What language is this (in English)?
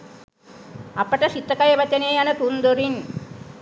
Sinhala